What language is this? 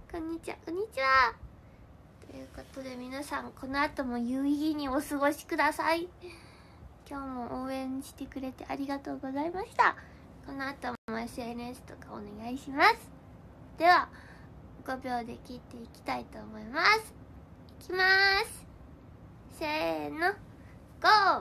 Japanese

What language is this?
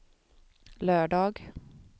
Swedish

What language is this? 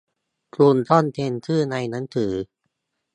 Thai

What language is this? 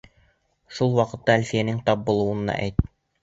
Bashkir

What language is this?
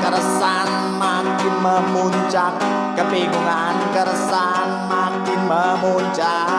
Indonesian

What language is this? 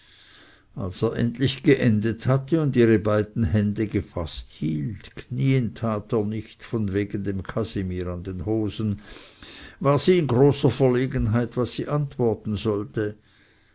German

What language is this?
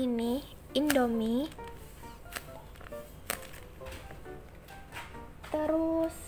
Indonesian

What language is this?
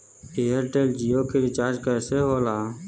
Bhojpuri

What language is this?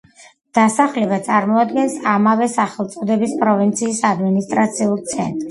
Georgian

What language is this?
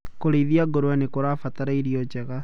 Kikuyu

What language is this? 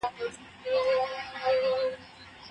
Pashto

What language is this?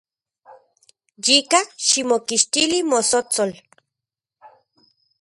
Central Puebla Nahuatl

